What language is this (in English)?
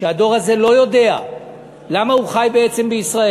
Hebrew